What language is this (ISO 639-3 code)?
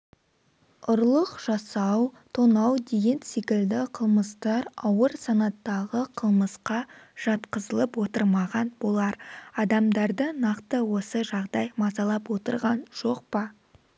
kaz